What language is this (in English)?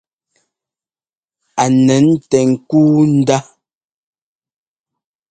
Ngomba